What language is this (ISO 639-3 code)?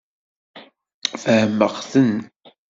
kab